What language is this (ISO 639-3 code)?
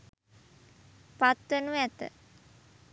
sin